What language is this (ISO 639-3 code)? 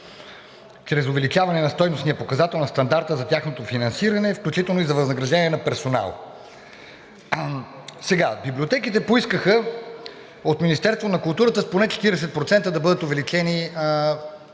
bul